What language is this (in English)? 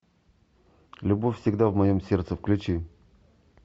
Russian